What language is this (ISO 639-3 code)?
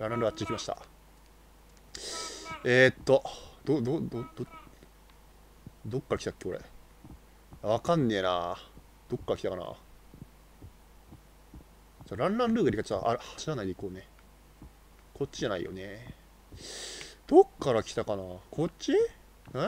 jpn